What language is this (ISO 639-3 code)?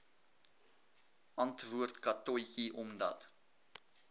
afr